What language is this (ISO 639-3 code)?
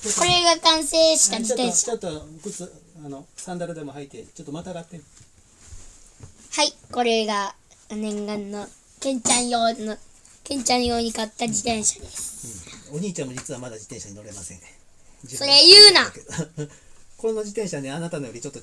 jpn